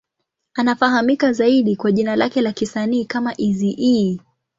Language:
Swahili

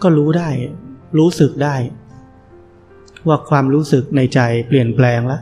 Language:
Thai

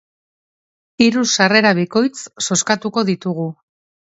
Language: Basque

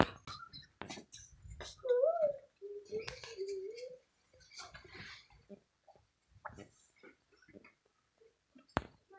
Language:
Magahi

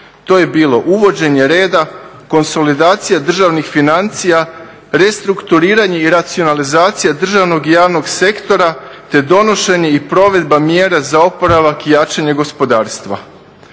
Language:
Croatian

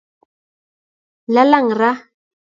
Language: Kalenjin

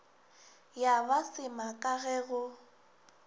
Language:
Northern Sotho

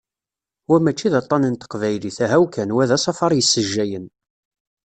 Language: Kabyle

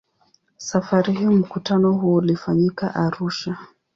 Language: Swahili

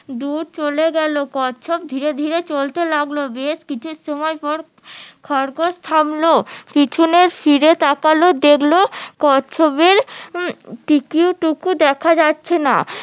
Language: Bangla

